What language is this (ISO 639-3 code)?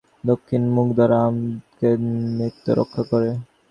ben